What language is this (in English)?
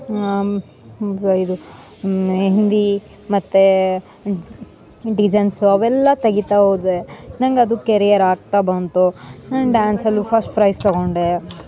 Kannada